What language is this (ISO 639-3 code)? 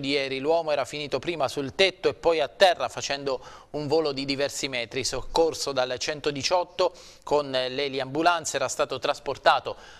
ita